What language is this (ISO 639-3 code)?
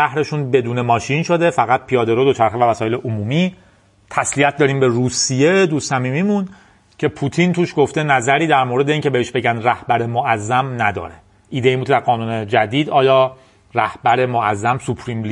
fas